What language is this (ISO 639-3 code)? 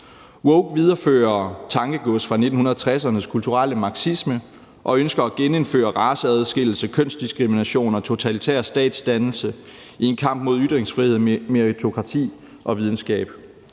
dan